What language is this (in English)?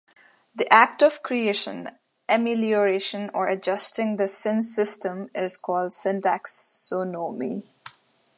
English